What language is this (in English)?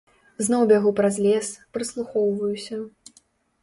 Belarusian